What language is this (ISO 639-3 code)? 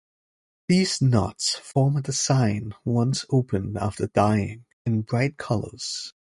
eng